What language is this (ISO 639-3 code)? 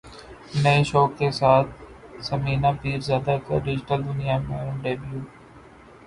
urd